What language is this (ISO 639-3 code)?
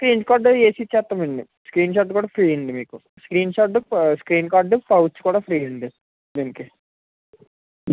tel